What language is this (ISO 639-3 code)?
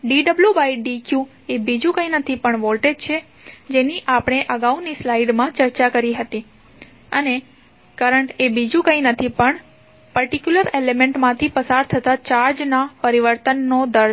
guj